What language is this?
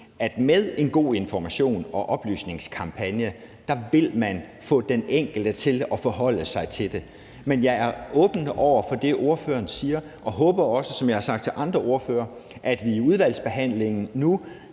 Danish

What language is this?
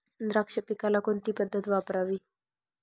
Marathi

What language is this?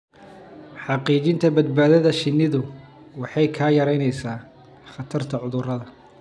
Somali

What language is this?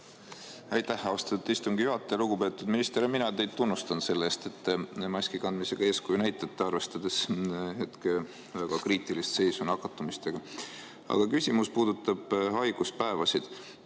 Estonian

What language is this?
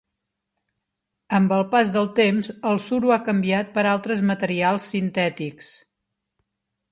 Catalan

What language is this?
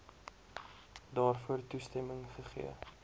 Afrikaans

